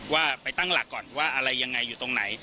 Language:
Thai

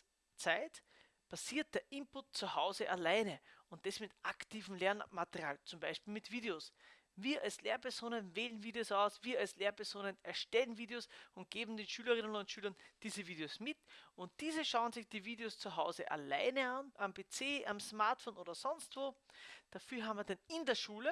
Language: German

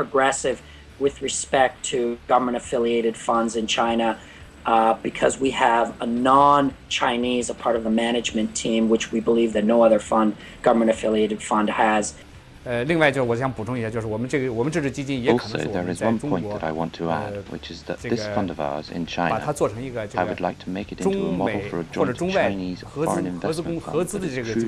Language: English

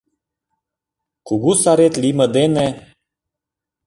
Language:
Mari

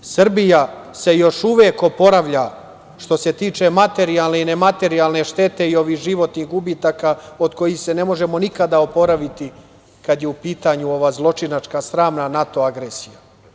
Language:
Serbian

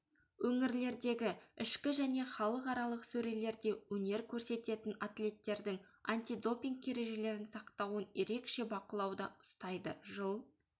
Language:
Kazakh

